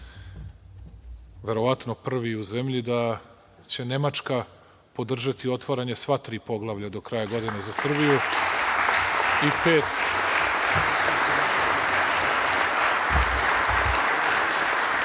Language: Serbian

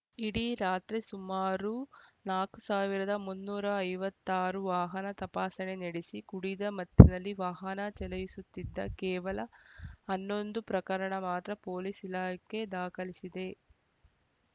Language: Kannada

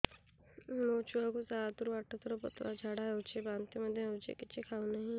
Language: Odia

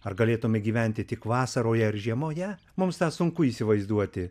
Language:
Lithuanian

